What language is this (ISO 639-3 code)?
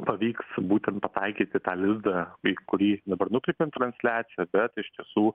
lit